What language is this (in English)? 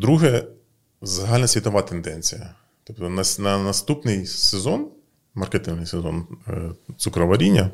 Ukrainian